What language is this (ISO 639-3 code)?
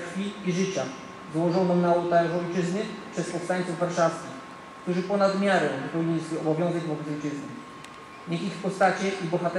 pol